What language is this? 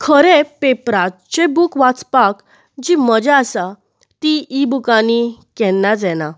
Konkani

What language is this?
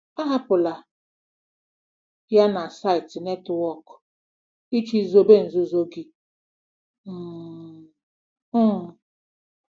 Igbo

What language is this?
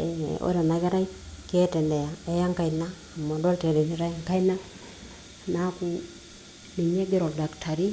Masai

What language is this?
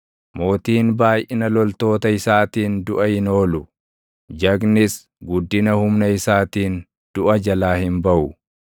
Oromo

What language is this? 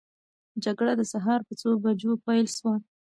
Pashto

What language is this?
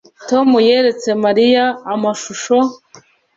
Kinyarwanda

